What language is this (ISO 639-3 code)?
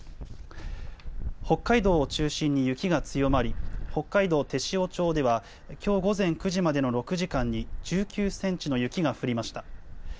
jpn